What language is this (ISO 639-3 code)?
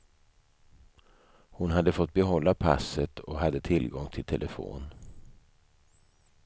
swe